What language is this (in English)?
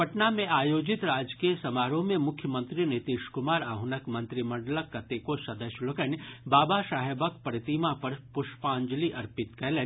Maithili